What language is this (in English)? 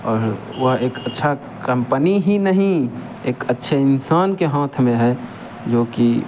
Hindi